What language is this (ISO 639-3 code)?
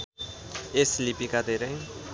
nep